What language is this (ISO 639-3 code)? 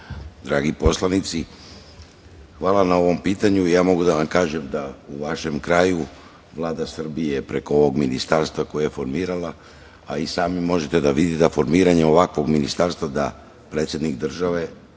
srp